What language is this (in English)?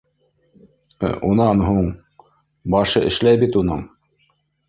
Bashkir